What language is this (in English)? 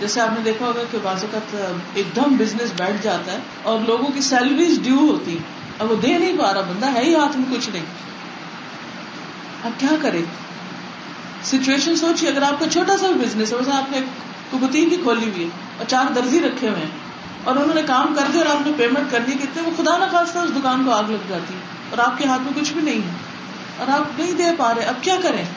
Urdu